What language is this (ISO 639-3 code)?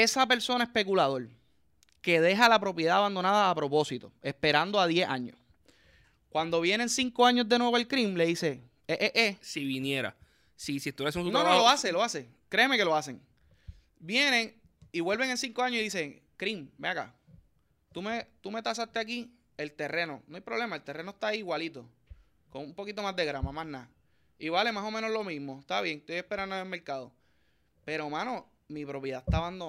spa